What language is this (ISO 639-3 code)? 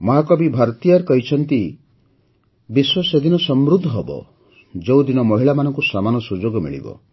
ori